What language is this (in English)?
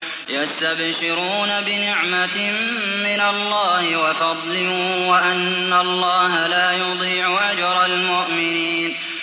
Arabic